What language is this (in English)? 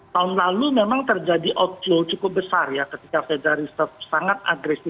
Indonesian